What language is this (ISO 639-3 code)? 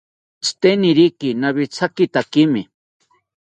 cpy